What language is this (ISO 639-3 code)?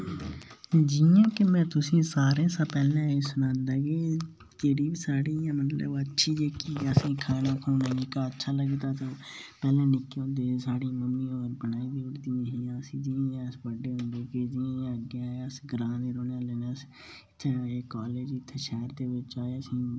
doi